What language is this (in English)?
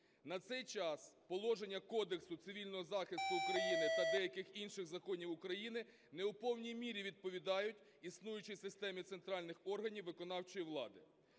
Ukrainian